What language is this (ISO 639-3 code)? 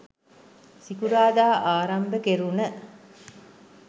sin